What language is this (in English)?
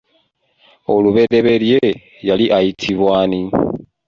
Ganda